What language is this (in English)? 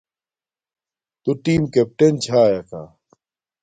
Domaaki